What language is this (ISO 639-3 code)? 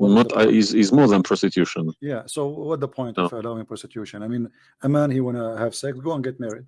eng